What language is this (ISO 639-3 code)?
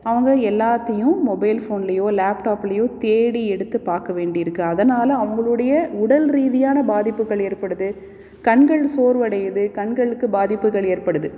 tam